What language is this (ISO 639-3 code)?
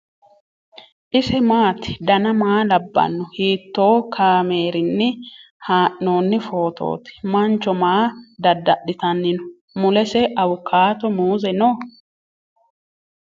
sid